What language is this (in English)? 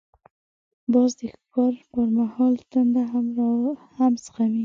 Pashto